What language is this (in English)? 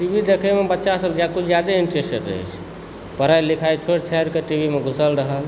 Maithili